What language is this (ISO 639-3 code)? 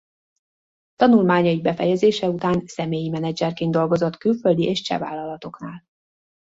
hun